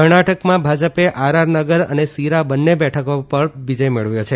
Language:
Gujarati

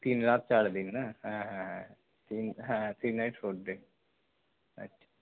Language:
Bangla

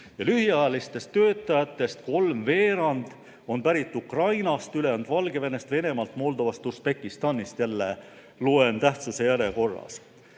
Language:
Estonian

